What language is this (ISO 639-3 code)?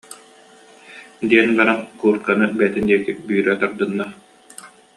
sah